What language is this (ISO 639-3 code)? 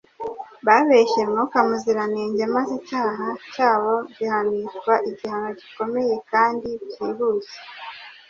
kin